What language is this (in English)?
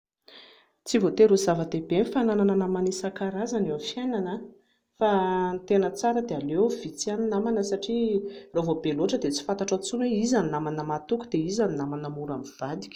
Malagasy